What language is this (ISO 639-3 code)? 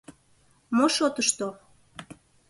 chm